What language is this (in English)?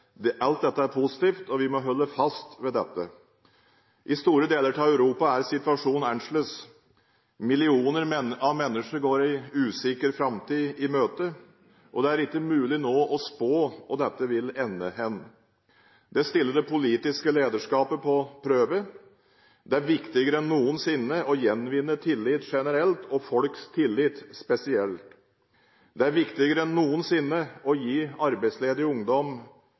Norwegian Bokmål